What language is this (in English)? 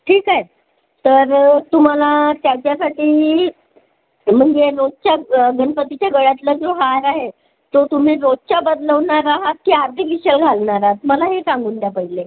Marathi